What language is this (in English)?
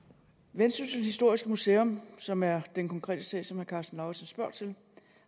Danish